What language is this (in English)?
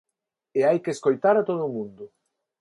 Galician